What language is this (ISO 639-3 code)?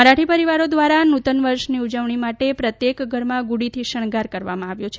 guj